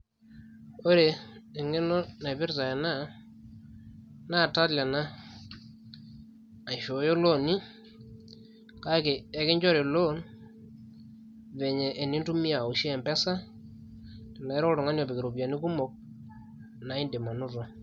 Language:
Masai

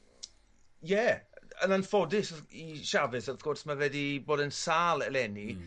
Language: Welsh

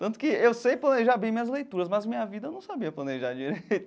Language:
Portuguese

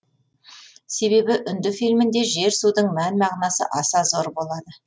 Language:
Kazakh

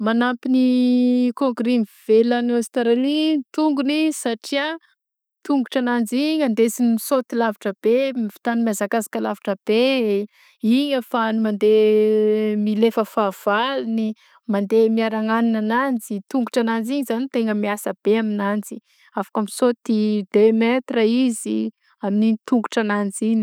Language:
Southern Betsimisaraka Malagasy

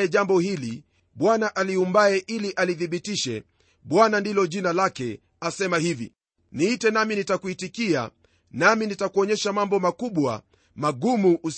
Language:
Swahili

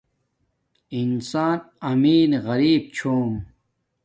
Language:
Domaaki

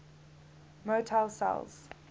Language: English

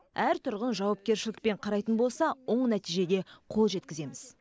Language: Kazakh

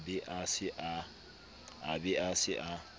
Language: Southern Sotho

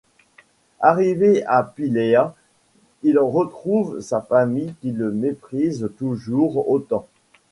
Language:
French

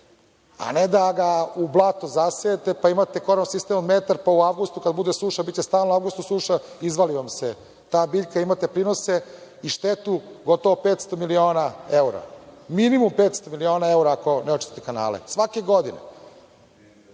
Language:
Serbian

